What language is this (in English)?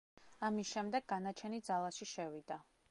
Georgian